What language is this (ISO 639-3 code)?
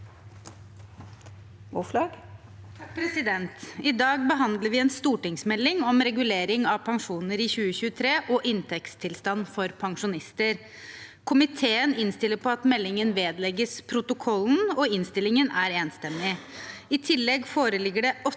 nor